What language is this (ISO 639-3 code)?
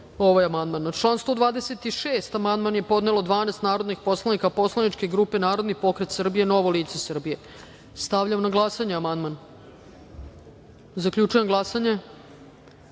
srp